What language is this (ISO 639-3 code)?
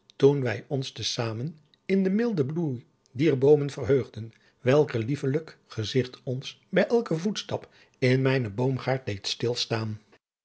nld